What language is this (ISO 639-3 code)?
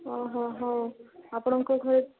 ori